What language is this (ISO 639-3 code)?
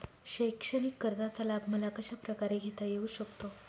mar